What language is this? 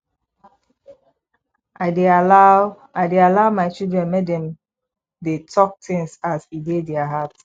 Nigerian Pidgin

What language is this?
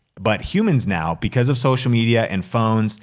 English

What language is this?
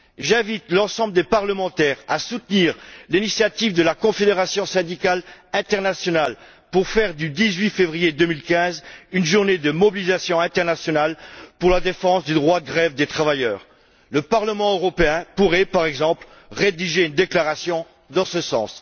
French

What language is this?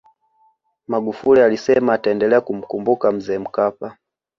Swahili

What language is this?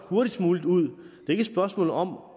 Danish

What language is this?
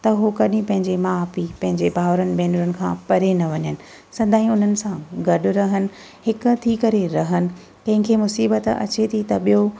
Sindhi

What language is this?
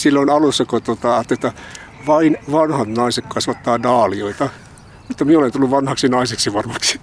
Finnish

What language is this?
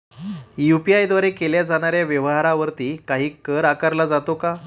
Marathi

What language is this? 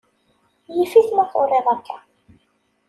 Kabyle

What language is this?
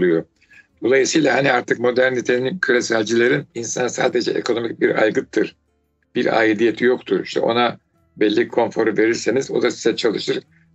Turkish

